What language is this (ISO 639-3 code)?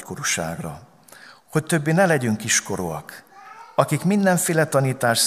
hun